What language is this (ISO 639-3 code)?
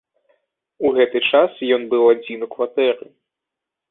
bel